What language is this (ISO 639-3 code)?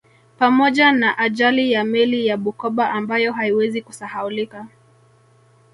swa